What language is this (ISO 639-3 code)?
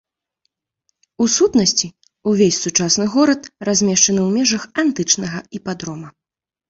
bel